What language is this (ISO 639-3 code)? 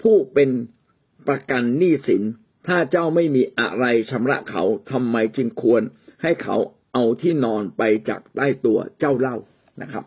tha